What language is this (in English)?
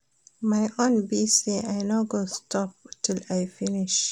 Nigerian Pidgin